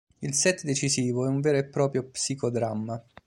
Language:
Italian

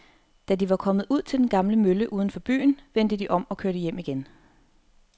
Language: Danish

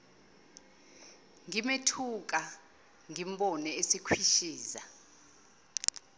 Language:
Zulu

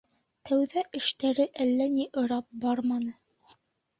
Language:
Bashkir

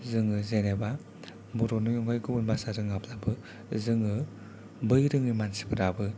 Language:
Bodo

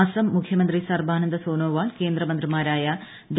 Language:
Malayalam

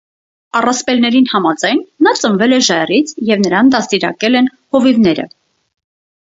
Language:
Armenian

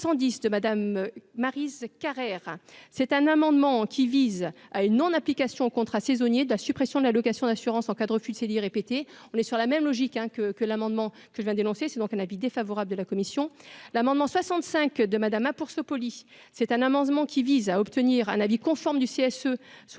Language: French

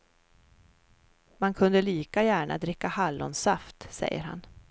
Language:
Swedish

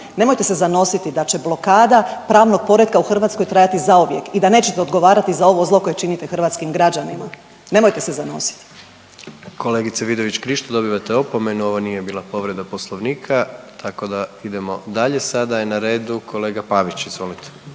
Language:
Croatian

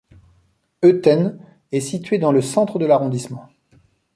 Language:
French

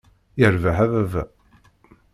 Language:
Kabyle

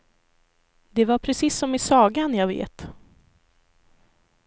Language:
Swedish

